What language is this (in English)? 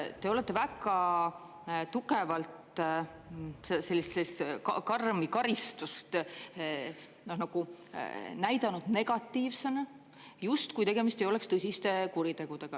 Estonian